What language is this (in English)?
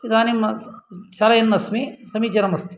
Sanskrit